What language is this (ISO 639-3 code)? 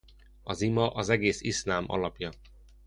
hun